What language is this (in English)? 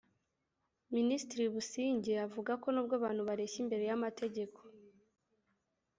Kinyarwanda